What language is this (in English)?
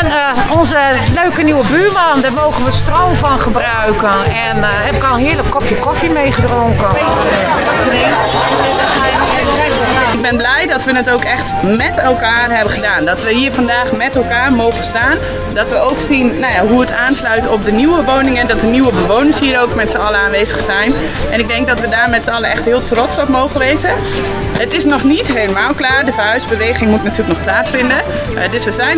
Dutch